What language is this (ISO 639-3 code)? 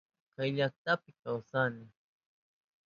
qup